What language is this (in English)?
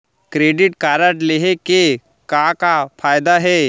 Chhattisgarhi